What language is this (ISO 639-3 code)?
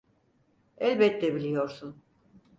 tur